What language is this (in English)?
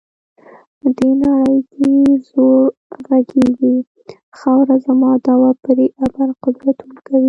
Pashto